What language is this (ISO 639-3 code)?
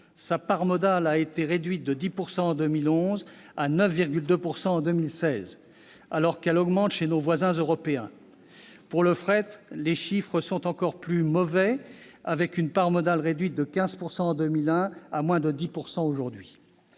fra